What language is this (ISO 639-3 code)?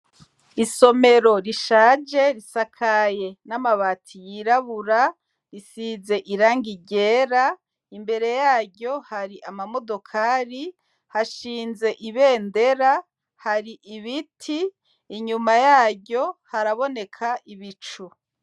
run